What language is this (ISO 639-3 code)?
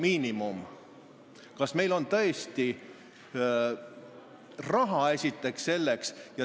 est